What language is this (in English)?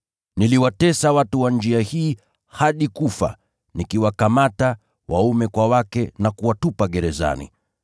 Swahili